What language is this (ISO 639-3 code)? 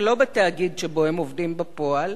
heb